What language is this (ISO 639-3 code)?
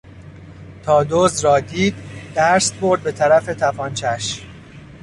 fas